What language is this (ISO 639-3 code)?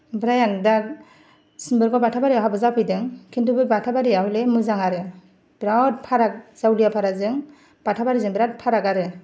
brx